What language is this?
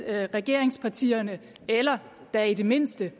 Danish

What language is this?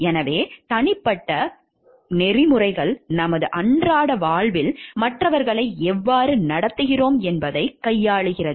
Tamil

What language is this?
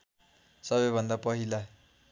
Nepali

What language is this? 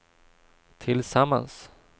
Swedish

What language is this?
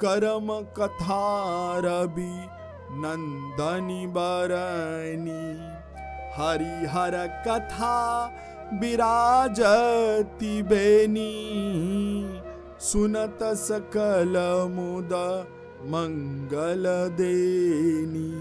Hindi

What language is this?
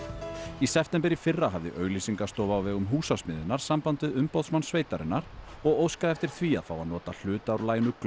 Icelandic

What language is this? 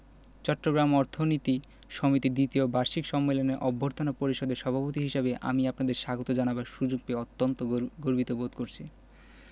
Bangla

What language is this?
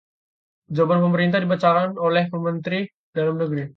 Indonesian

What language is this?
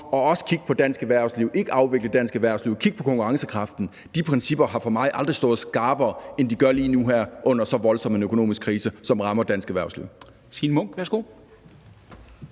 Danish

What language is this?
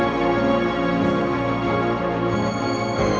Indonesian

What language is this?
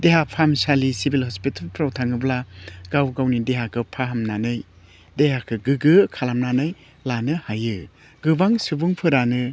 Bodo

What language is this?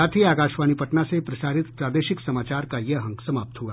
Hindi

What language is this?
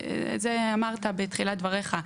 Hebrew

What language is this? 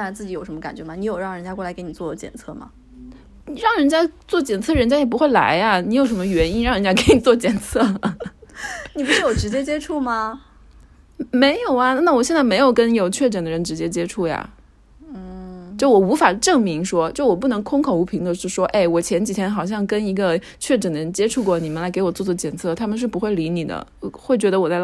Chinese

